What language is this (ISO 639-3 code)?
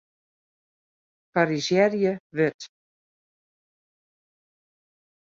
fry